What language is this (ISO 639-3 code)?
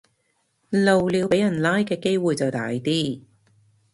yue